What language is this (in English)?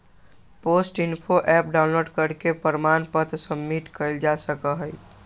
Magahi